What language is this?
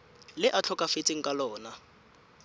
Tswana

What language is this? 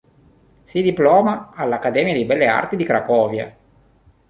Italian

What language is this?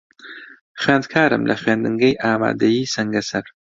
Central Kurdish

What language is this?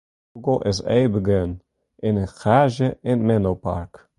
Western Frisian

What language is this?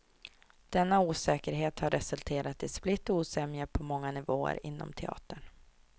Swedish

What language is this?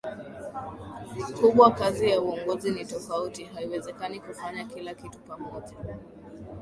Swahili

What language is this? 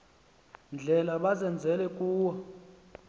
Xhosa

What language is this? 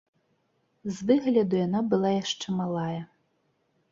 Belarusian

